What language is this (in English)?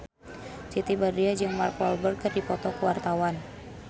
Sundanese